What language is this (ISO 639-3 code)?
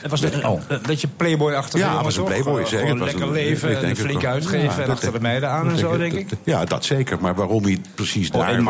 nld